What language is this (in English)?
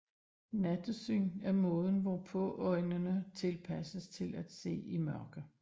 Danish